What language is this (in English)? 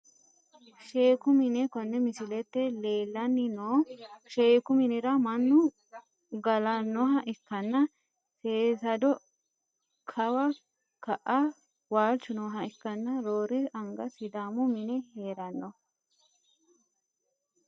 Sidamo